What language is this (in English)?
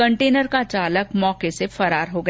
Hindi